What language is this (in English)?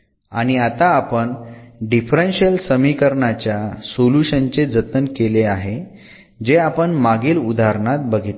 Marathi